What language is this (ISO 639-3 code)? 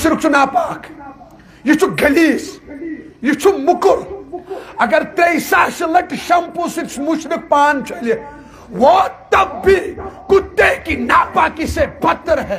ara